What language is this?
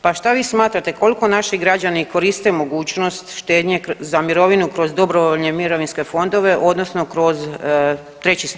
Croatian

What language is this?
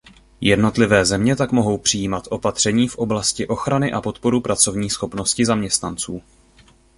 Czech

